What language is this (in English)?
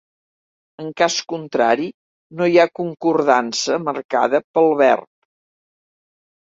Catalan